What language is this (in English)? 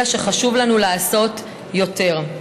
Hebrew